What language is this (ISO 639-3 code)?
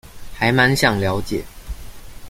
zho